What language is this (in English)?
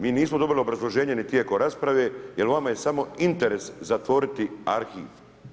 Croatian